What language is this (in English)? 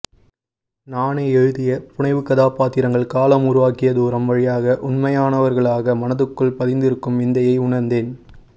Tamil